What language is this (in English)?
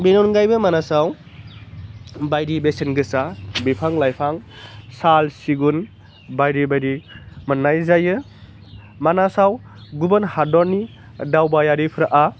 Bodo